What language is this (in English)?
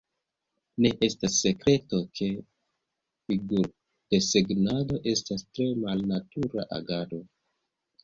Esperanto